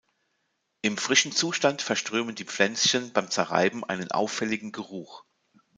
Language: German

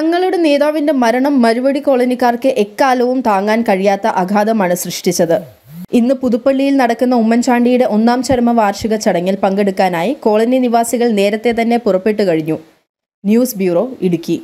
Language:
Malayalam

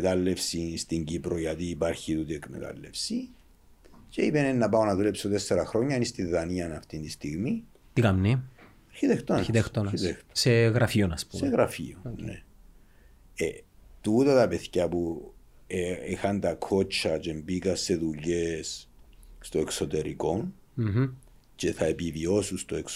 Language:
Greek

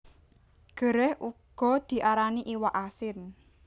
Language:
Javanese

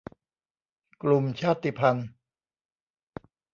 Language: Thai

